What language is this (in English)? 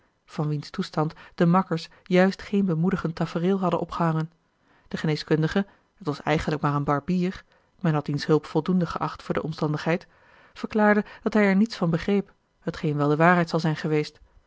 Dutch